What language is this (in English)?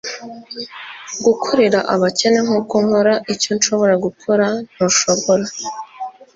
Kinyarwanda